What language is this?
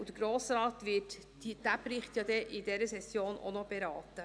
Swiss German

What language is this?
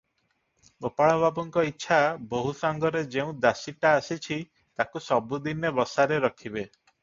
Odia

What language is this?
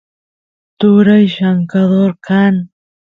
Santiago del Estero Quichua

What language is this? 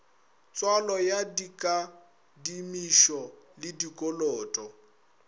Northern Sotho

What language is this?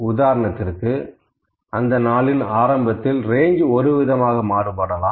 Tamil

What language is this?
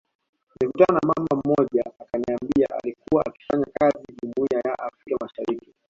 Swahili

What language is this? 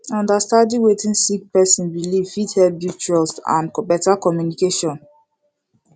Nigerian Pidgin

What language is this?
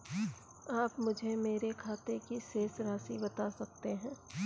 Hindi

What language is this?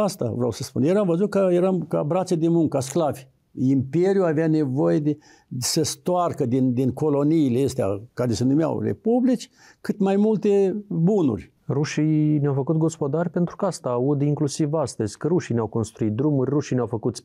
Romanian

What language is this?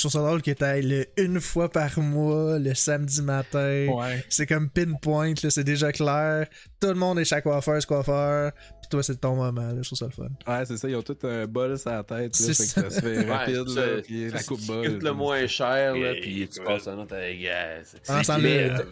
French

